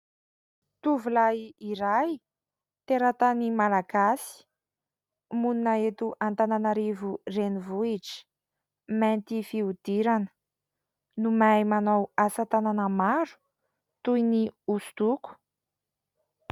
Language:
Malagasy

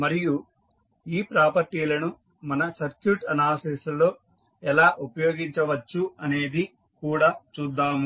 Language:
Telugu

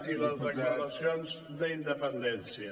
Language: Catalan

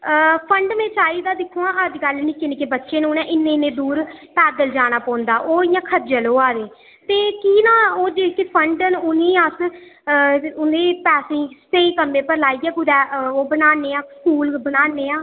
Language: Dogri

